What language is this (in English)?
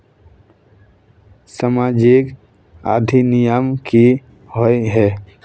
Magahi